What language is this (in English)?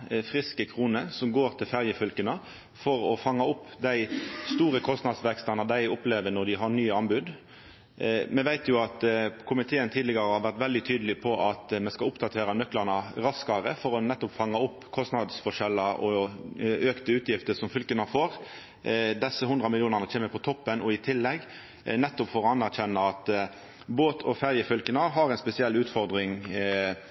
Norwegian Nynorsk